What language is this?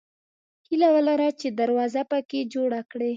Pashto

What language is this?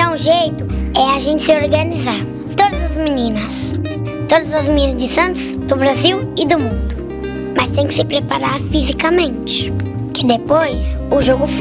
Portuguese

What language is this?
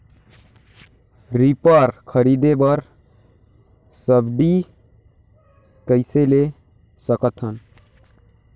Chhattisgarhi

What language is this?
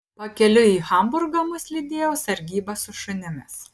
Lithuanian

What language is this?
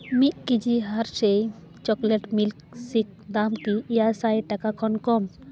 Santali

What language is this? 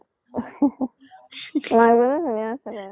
Assamese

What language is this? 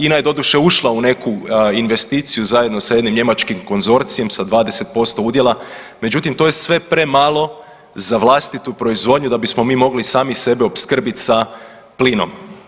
Croatian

